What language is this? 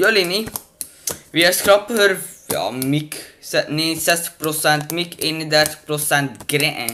Dutch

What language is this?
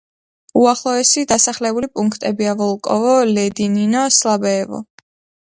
Georgian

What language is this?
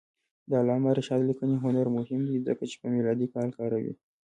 Pashto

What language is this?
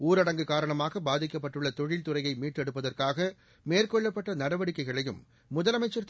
Tamil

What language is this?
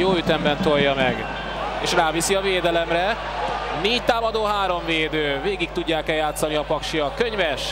Hungarian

